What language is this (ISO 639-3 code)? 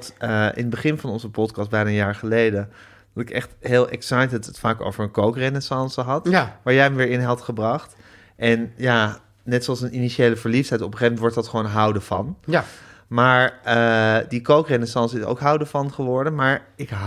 nld